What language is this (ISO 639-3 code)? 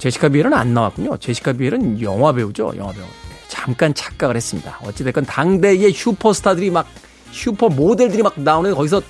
kor